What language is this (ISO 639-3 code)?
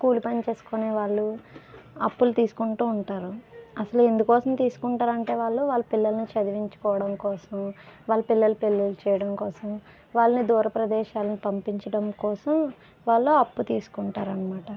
tel